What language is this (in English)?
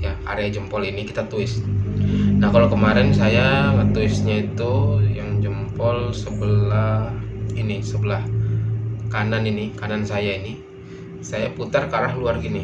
Indonesian